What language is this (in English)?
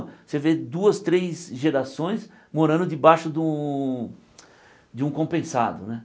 Portuguese